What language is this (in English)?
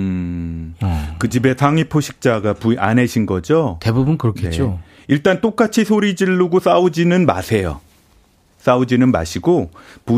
Korean